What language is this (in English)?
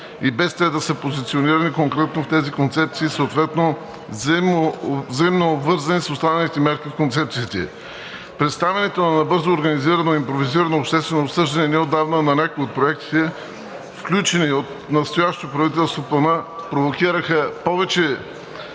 Bulgarian